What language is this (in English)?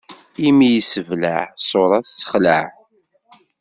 Kabyle